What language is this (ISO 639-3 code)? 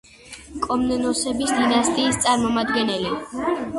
kat